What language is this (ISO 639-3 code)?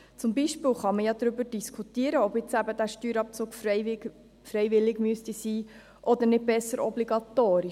gsw